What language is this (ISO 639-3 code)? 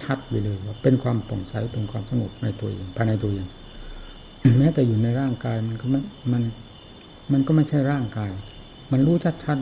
tha